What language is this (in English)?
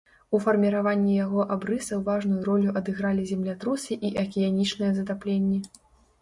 Belarusian